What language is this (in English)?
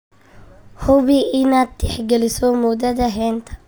Somali